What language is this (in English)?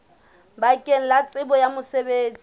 Southern Sotho